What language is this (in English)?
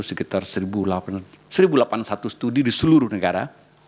Indonesian